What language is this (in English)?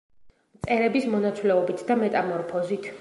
Georgian